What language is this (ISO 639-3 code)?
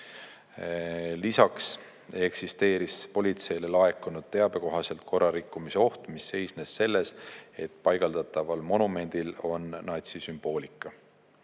est